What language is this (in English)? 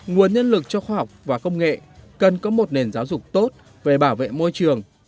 Vietnamese